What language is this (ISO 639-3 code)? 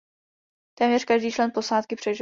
ces